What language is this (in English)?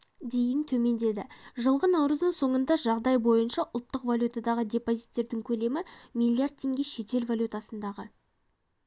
Kazakh